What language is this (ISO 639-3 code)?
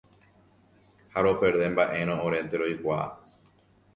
grn